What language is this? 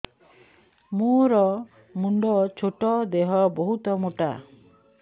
Odia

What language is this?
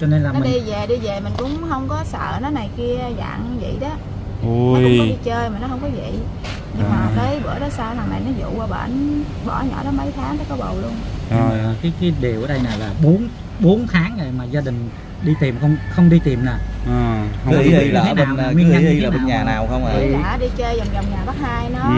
Vietnamese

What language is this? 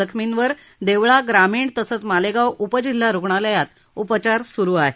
Marathi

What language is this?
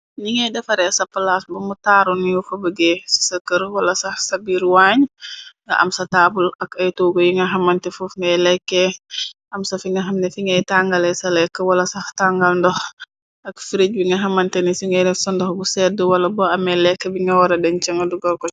Wolof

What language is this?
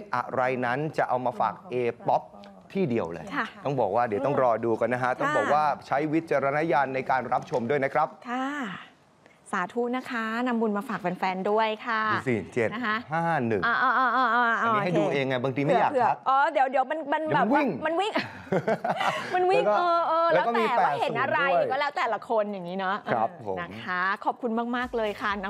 Thai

